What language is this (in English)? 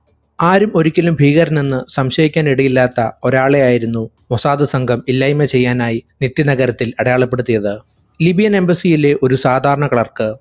Malayalam